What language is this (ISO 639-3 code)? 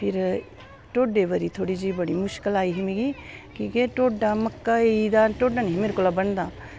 doi